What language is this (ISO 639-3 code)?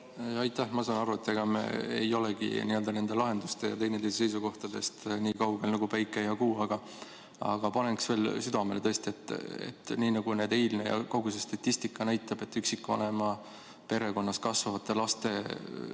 est